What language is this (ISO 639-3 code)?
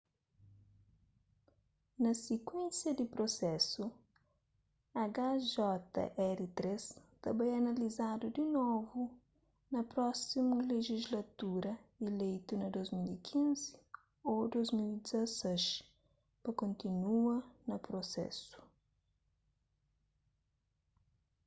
kea